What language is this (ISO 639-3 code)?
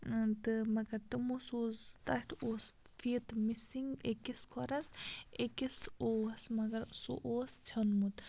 kas